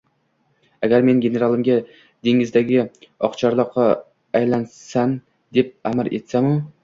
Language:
Uzbek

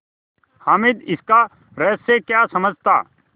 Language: Hindi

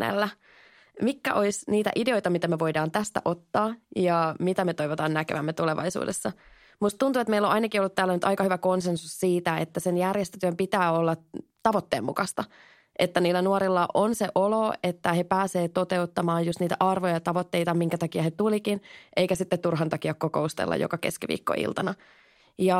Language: Finnish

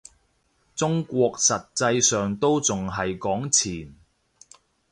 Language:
Cantonese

